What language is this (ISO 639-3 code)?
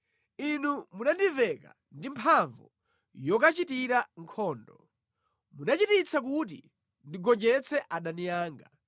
nya